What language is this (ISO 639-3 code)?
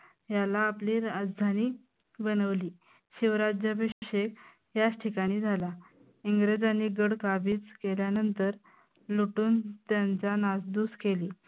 mar